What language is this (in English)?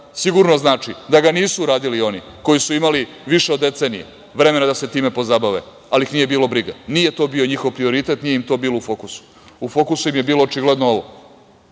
Serbian